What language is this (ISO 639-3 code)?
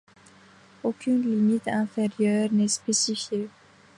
fra